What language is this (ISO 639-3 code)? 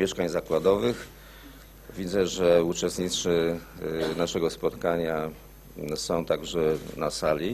pol